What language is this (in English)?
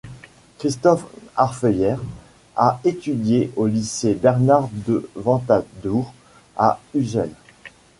French